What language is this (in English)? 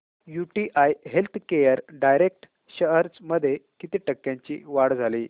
Marathi